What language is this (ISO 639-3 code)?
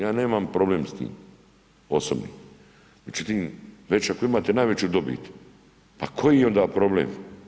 hrv